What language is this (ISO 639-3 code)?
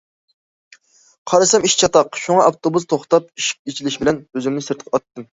uig